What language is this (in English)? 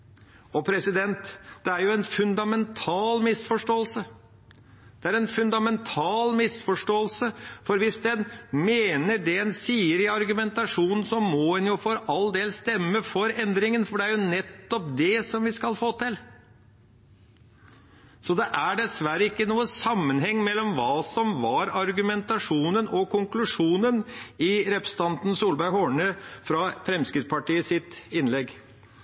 Norwegian Bokmål